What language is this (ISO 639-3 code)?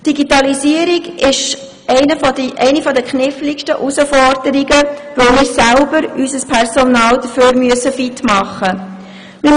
gsw